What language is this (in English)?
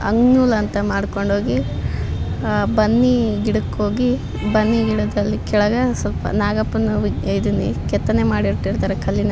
Kannada